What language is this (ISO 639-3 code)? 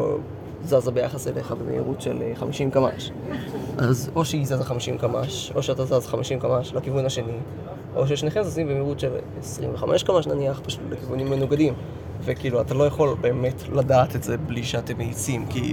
heb